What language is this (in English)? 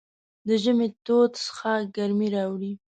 Pashto